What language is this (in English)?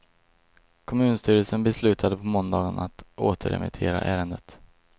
Swedish